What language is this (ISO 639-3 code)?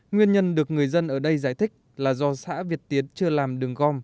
vie